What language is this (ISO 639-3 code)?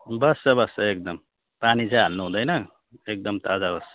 nep